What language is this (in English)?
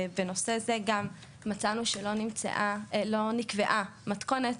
Hebrew